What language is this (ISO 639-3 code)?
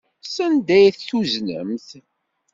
kab